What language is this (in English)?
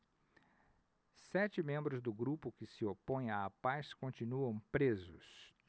Portuguese